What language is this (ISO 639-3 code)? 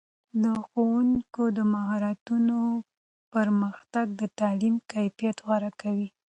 pus